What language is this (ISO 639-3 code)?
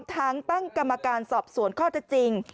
tha